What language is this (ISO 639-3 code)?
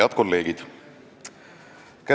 est